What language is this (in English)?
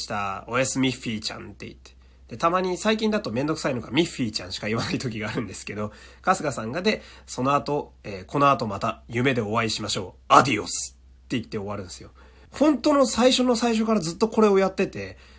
Japanese